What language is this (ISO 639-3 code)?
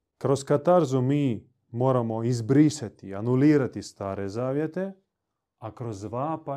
hrv